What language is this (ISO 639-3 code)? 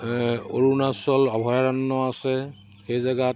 asm